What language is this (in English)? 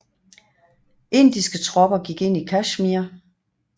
Danish